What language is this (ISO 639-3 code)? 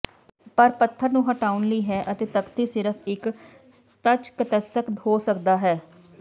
pan